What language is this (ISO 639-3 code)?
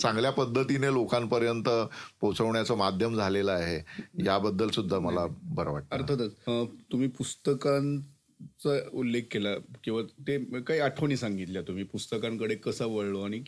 mar